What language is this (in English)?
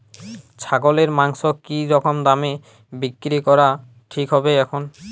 Bangla